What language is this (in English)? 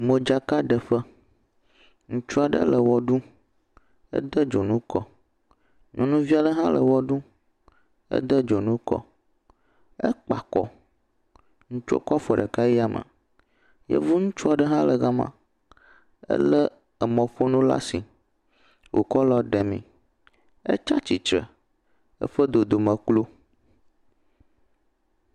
Ewe